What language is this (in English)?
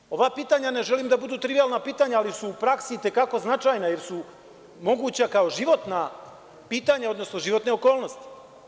Serbian